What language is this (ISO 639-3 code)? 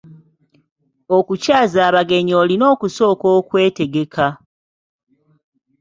lug